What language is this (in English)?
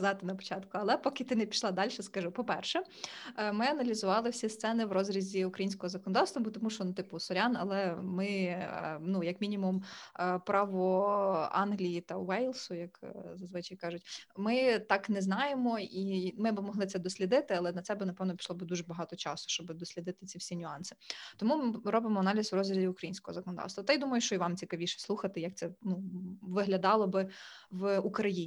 Ukrainian